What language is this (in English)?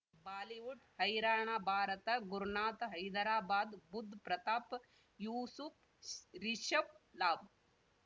Kannada